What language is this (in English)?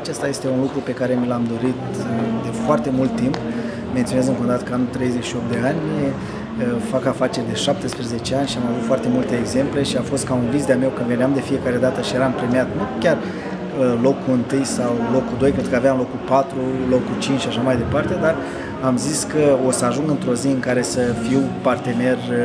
Romanian